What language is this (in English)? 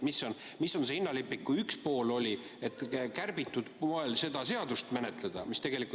Estonian